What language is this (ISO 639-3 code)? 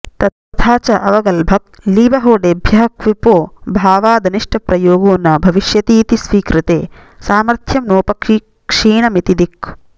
san